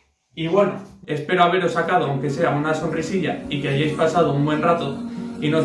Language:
Spanish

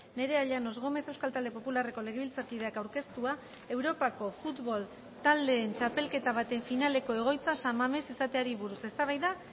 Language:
Basque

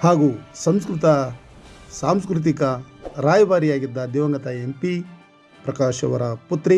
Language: Kannada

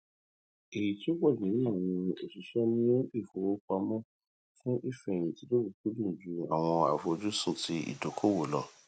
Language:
Yoruba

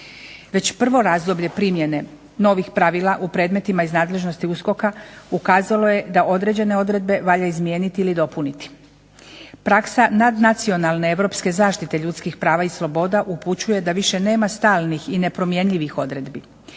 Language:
Croatian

